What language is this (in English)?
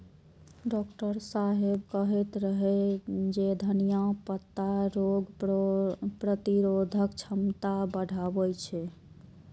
Maithili